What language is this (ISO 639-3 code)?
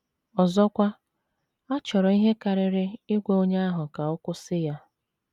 ibo